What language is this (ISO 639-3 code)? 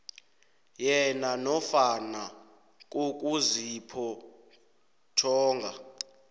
nbl